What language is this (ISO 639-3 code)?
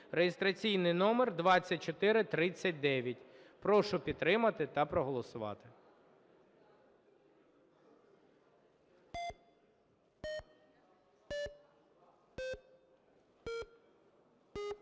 ukr